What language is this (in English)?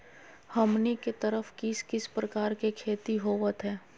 Magahi